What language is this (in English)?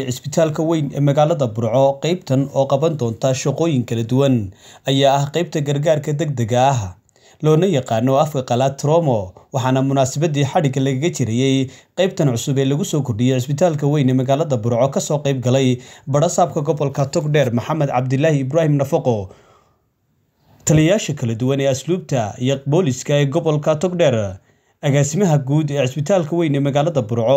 Arabic